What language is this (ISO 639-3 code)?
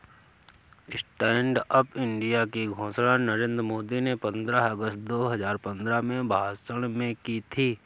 hin